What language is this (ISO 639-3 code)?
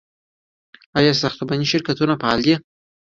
pus